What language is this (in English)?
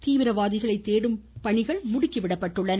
Tamil